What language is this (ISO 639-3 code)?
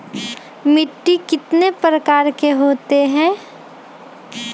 mag